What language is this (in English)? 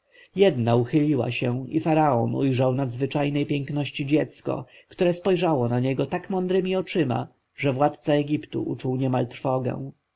Polish